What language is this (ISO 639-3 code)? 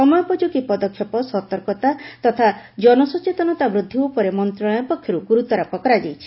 ori